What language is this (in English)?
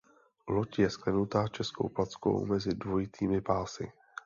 Czech